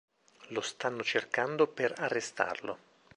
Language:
Italian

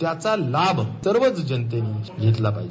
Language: Marathi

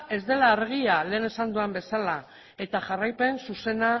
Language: Basque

